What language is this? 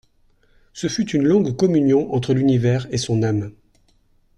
French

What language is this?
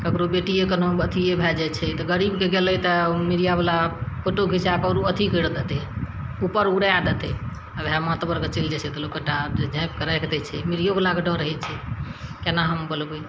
Maithili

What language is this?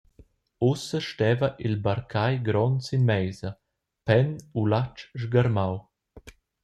Romansh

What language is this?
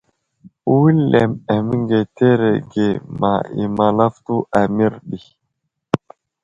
Wuzlam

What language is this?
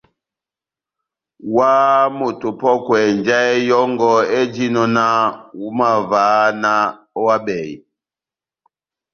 Batanga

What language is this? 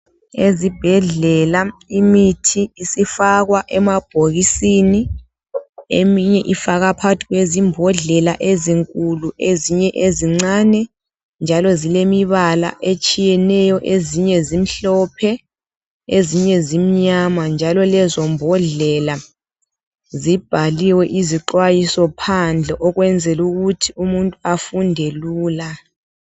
North Ndebele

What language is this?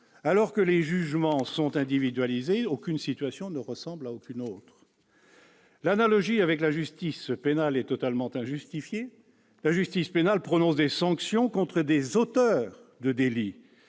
French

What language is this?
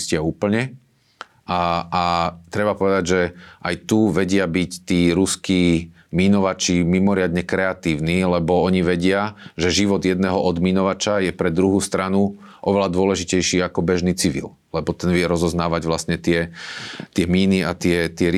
Slovak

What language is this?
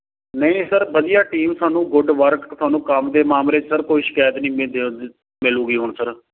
Punjabi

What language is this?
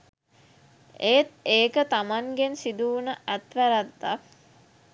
Sinhala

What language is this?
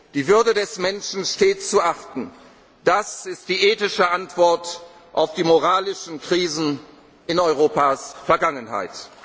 German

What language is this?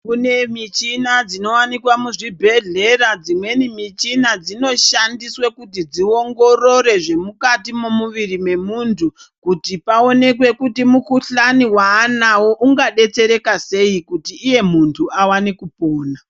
Ndau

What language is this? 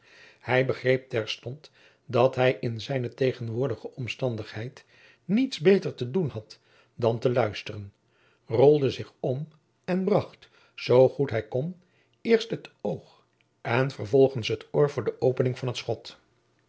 Dutch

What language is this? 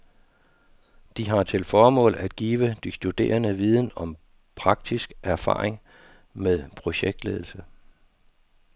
Danish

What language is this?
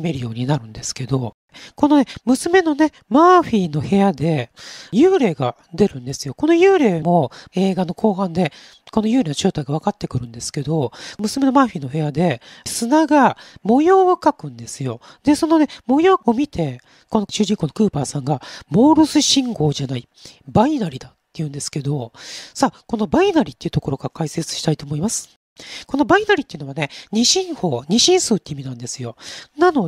Japanese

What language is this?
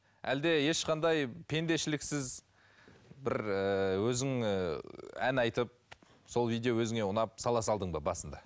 Kazakh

